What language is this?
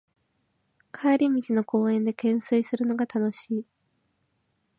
Japanese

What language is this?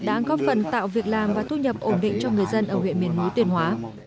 Vietnamese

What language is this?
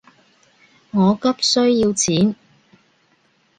Cantonese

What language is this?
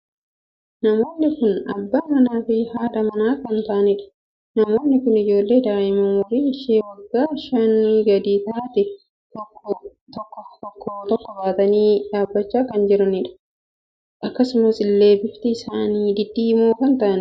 Oromo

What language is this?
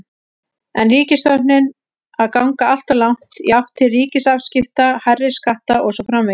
Icelandic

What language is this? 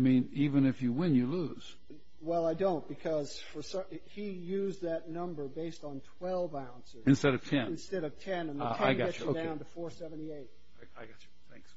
English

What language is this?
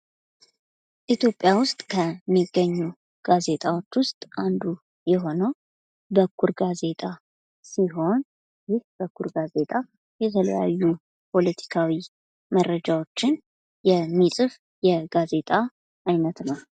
Amharic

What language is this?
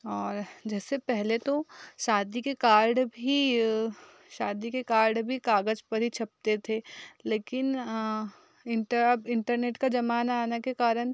Hindi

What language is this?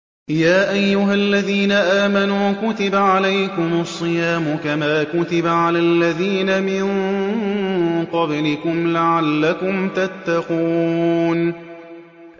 Arabic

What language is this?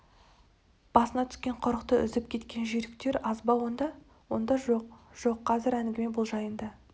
Kazakh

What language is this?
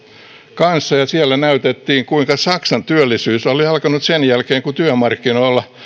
Finnish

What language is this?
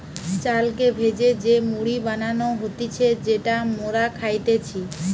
Bangla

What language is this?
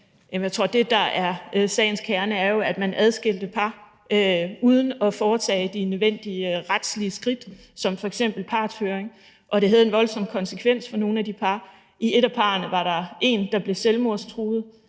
Danish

